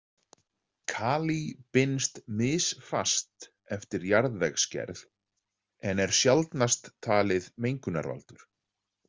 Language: Icelandic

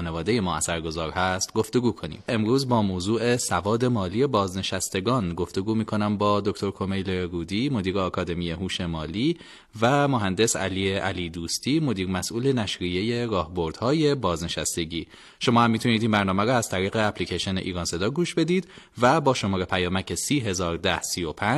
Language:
Persian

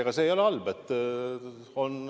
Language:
Estonian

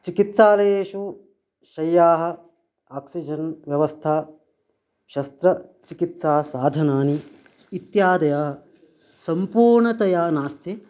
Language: Sanskrit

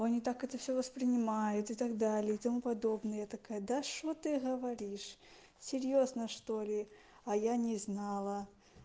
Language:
Russian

